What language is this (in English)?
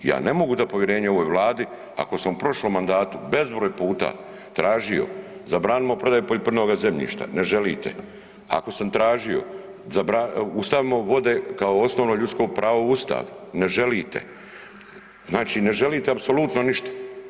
Croatian